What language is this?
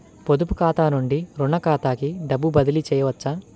Telugu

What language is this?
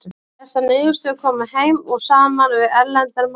Icelandic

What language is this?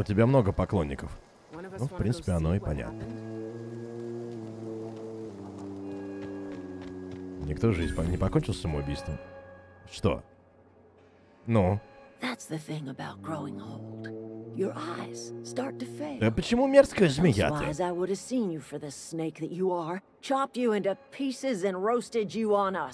Russian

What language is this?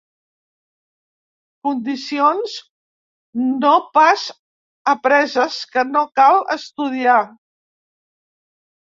Catalan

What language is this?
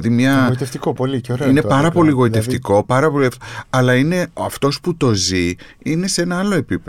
Greek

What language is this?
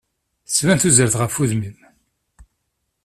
Kabyle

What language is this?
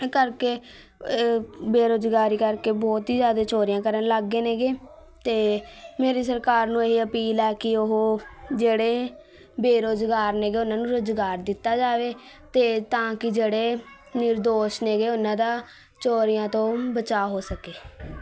Punjabi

